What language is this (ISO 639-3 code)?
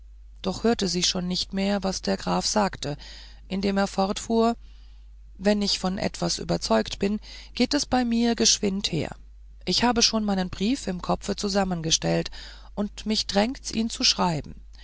deu